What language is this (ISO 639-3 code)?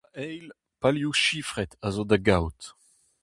bre